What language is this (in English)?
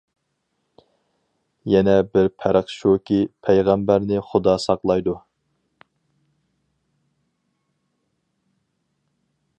Uyghur